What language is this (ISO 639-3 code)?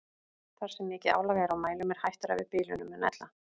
isl